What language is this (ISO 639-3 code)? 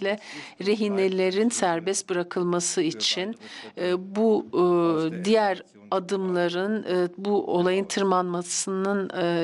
tur